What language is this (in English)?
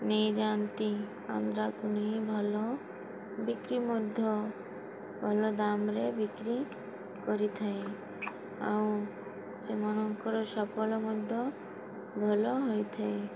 Odia